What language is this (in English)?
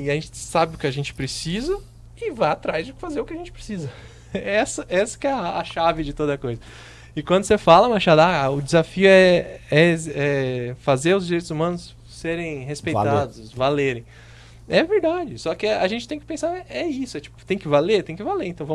Portuguese